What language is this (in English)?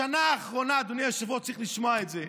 Hebrew